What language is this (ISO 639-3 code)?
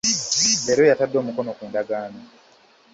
lug